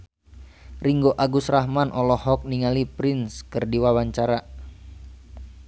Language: Sundanese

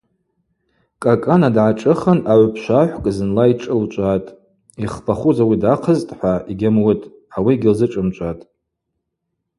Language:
Abaza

